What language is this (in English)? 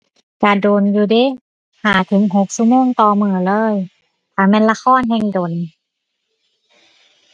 Thai